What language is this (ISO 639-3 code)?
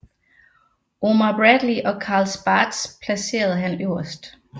dan